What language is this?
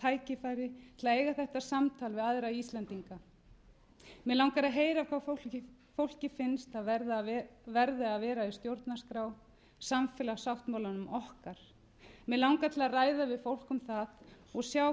Icelandic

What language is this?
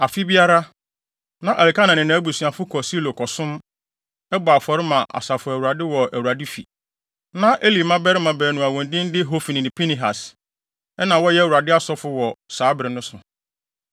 Akan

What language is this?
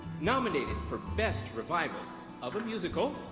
English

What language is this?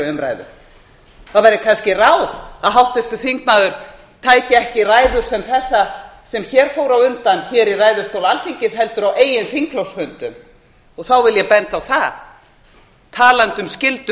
Icelandic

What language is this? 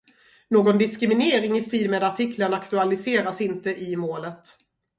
Swedish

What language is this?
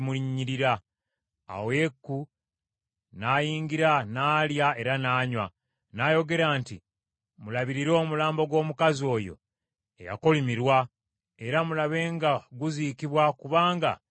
Ganda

